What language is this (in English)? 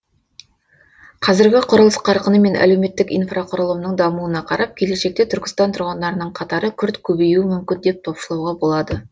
Kazakh